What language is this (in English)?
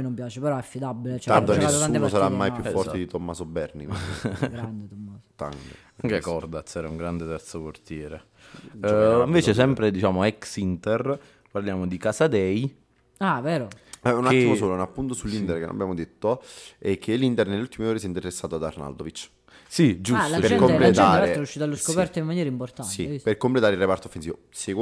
Italian